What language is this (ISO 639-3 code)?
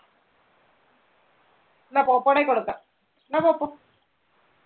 mal